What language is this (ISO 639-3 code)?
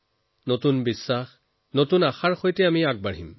asm